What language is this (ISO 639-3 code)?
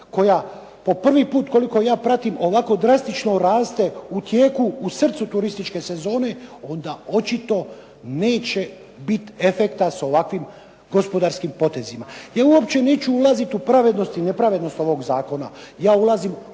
hrv